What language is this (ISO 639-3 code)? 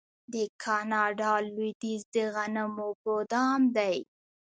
pus